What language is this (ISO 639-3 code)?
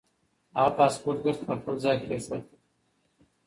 pus